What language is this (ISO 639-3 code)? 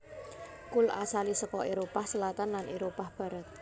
jav